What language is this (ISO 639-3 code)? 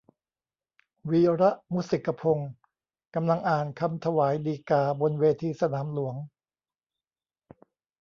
tha